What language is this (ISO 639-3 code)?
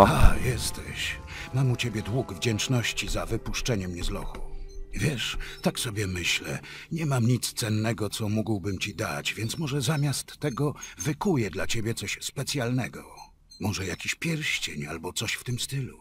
pol